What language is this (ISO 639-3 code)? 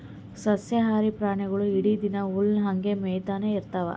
kan